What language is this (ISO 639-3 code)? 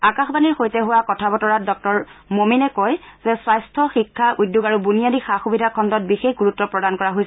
asm